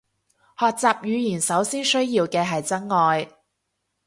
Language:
Cantonese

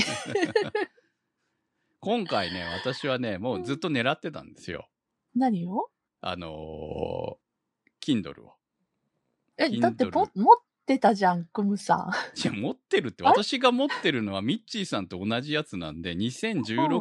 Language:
Japanese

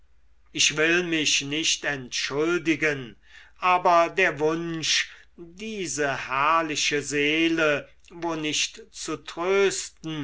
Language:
German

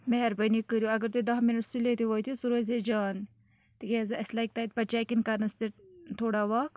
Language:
Kashmiri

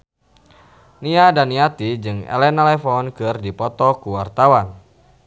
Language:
Sundanese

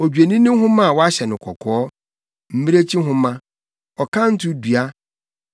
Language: Akan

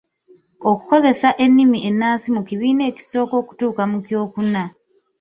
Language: Ganda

